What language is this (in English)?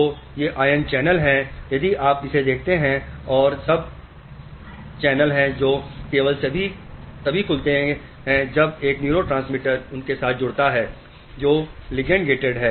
Hindi